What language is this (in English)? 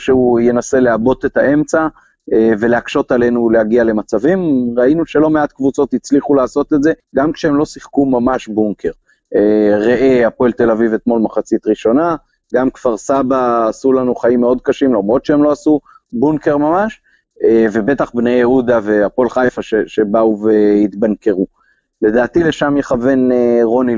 Hebrew